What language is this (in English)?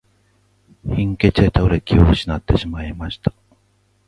Japanese